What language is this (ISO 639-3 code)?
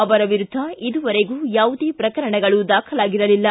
kan